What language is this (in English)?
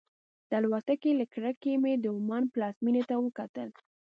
Pashto